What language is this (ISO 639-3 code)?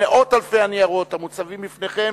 heb